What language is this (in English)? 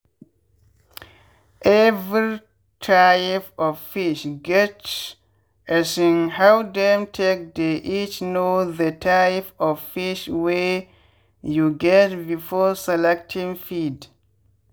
Nigerian Pidgin